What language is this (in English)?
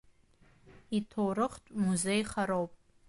Abkhazian